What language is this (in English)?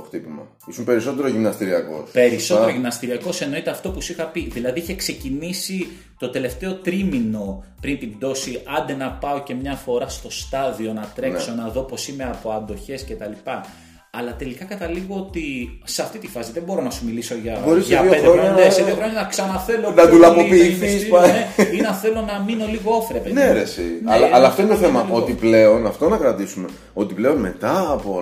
Greek